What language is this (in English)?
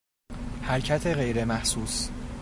Persian